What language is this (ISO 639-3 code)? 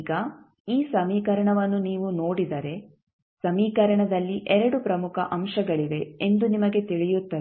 kan